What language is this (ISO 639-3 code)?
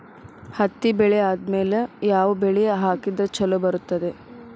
kan